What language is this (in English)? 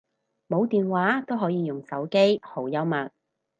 Cantonese